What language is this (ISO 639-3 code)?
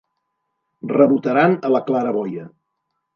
cat